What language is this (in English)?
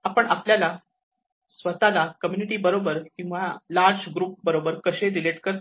Marathi